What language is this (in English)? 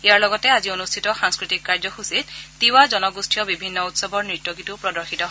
Assamese